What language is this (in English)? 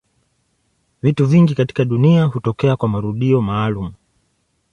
Swahili